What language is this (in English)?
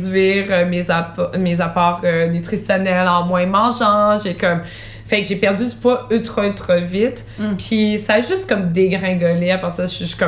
French